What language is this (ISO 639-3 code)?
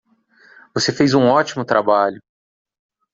por